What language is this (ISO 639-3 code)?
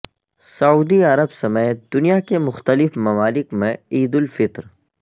urd